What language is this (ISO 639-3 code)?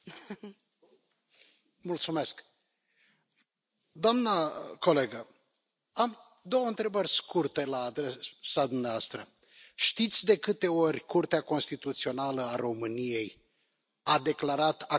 ron